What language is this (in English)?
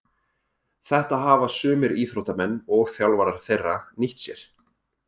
Icelandic